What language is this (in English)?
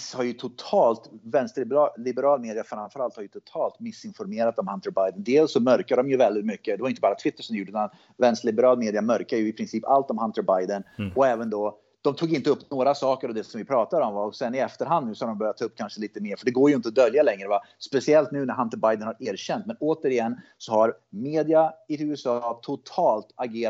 Swedish